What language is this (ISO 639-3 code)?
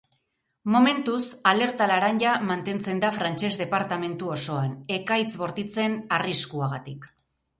eus